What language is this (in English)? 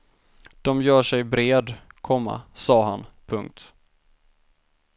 Swedish